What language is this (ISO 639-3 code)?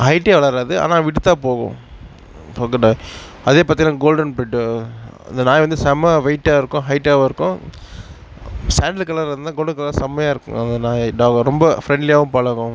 tam